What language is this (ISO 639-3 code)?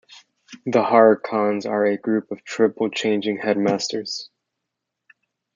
eng